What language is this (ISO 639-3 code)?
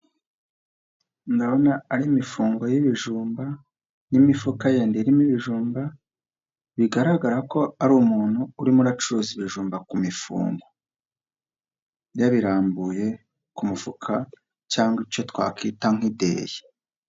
kin